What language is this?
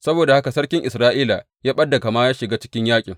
Hausa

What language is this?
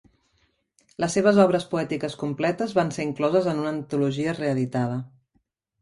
Catalan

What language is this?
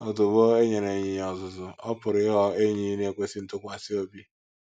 Igbo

